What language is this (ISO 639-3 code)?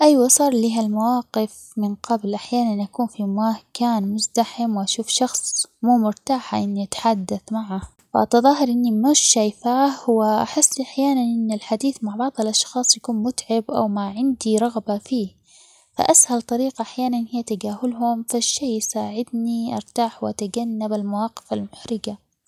acx